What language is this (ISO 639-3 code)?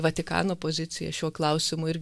lit